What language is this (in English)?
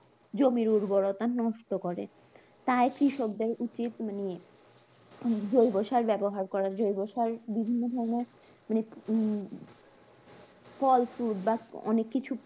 Bangla